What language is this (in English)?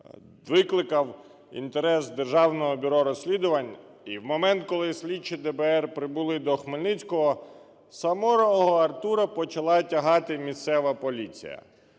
Ukrainian